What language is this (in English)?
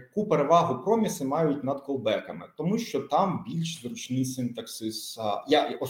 Ukrainian